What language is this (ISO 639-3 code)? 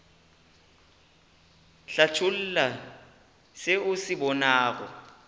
nso